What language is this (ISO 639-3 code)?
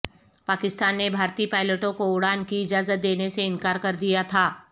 urd